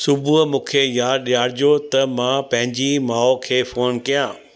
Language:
Sindhi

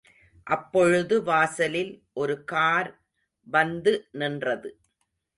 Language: Tamil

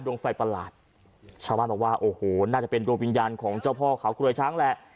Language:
Thai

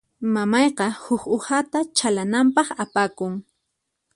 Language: Puno Quechua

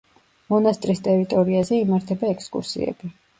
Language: Georgian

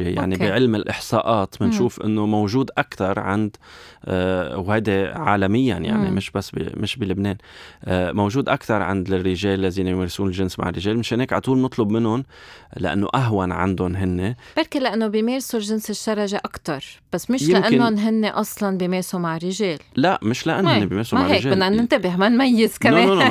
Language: Arabic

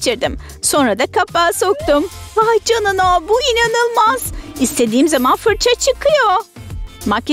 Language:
Turkish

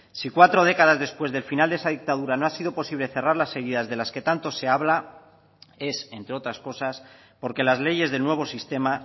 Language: Spanish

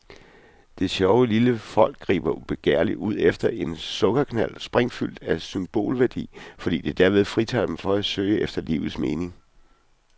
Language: Danish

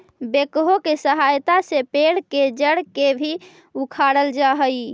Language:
Magahi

